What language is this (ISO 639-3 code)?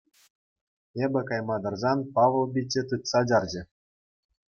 chv